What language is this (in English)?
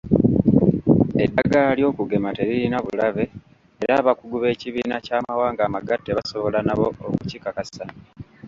Ganda